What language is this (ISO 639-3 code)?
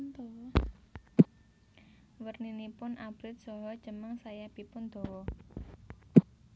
jav